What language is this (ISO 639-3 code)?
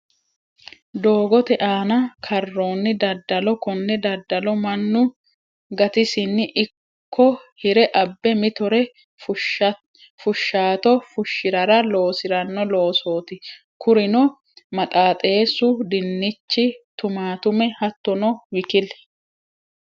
sid